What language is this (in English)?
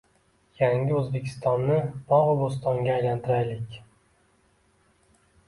Uzbek